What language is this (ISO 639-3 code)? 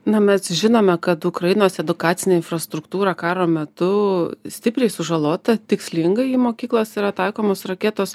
lit